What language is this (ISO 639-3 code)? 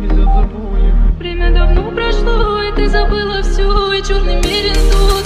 rus